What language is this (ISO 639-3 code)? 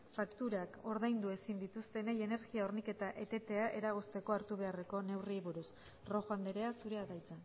eus